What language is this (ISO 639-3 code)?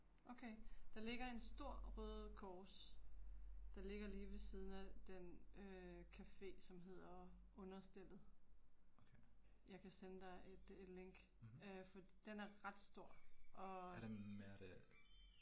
dan